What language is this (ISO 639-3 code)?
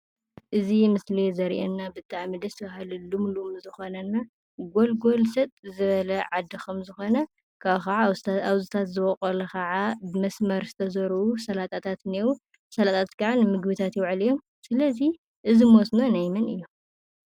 tir